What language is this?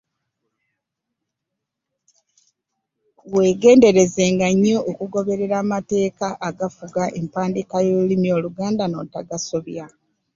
Ganda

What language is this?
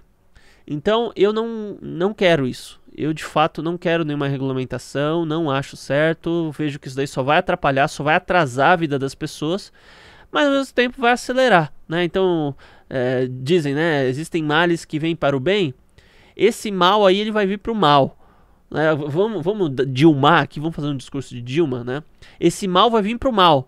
Portuguese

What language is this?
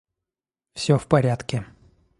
Russian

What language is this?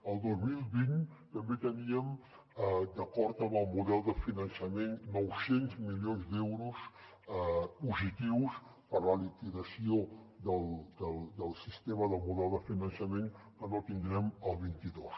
Catalan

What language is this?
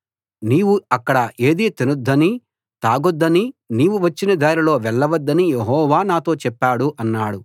Telugu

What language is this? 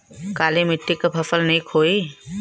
Bhojpuri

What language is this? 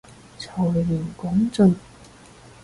Cantonese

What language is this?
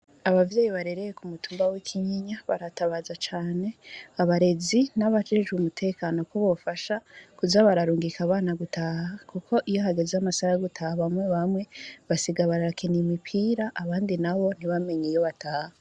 Rundi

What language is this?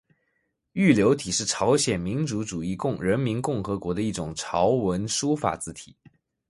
Chinese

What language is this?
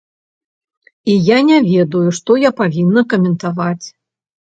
Belarusian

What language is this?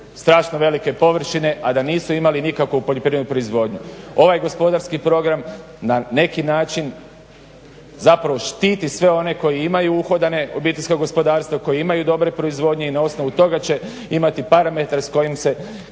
Croatian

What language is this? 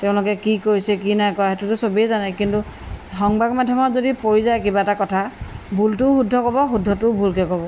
Assamese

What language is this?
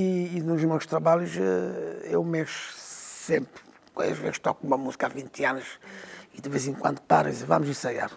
Portuguese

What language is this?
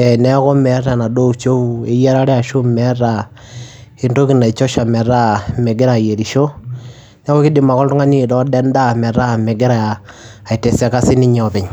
Masai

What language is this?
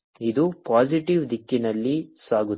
Kannada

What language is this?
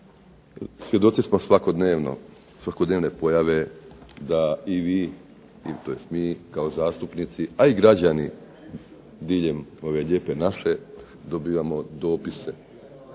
Croatian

